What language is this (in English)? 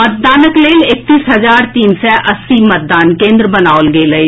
Maithili